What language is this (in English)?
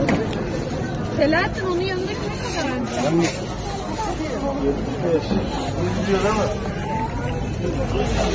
Turkish